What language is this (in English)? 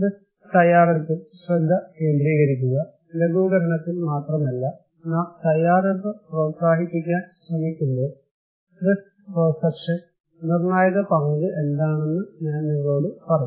Malayalam